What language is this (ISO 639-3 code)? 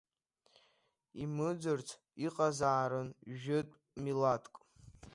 abk